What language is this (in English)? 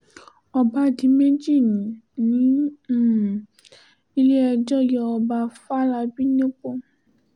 Yoruba